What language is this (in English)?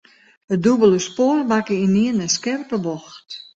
Western Frisian